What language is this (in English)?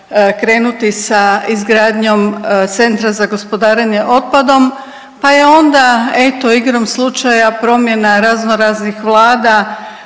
Croatian